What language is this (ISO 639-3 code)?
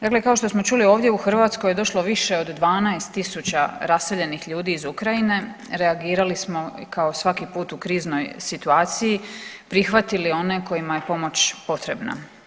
hrv